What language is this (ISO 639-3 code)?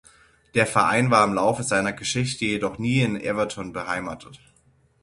deu